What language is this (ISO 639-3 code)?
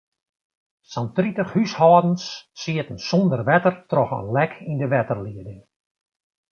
fry